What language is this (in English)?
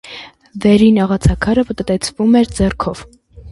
Armenian